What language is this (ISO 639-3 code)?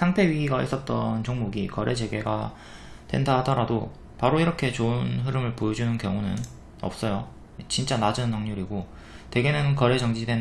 kor